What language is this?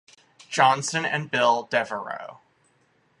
English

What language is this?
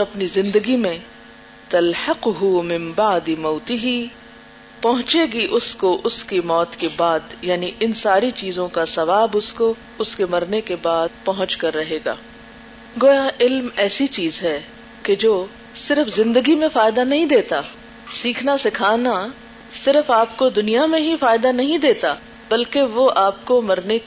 Urdu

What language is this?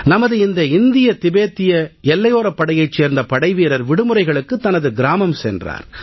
Tamil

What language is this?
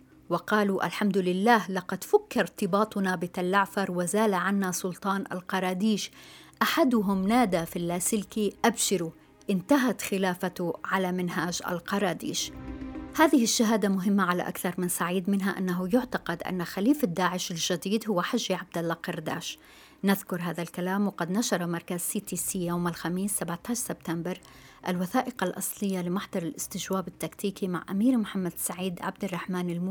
Arabic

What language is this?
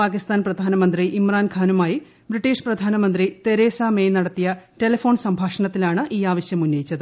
Malayalam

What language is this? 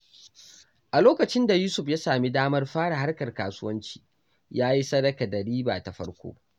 Hausa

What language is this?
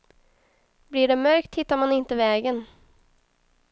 Swedish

